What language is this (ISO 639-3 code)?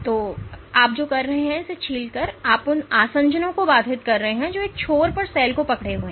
hin